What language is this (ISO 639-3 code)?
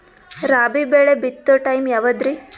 kan